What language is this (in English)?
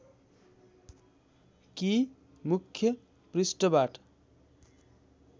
Nepali